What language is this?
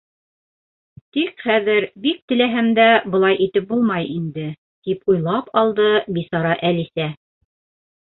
Bashkir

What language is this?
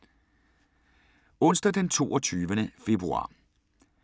Danish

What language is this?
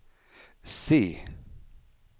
Swedish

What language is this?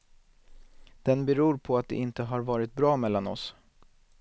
Swedish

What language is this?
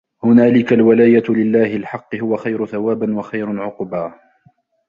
Arabic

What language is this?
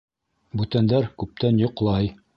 Bashkir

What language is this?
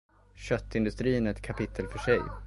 Swedish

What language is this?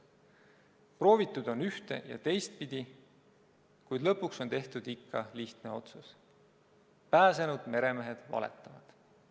Estonian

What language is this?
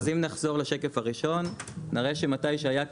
Hebrew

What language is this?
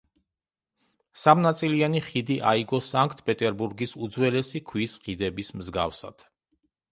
Georgian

